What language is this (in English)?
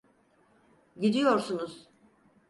Turkish